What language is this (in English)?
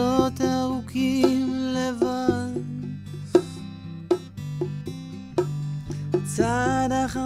Hebrew